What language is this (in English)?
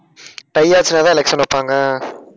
Tamil